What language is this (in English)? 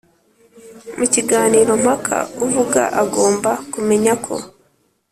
Kinyarwanda